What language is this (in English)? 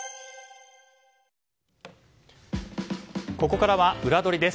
Japanese